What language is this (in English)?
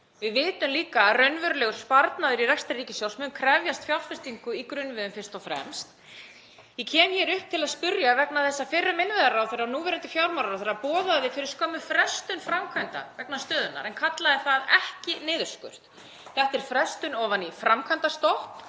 Icelandic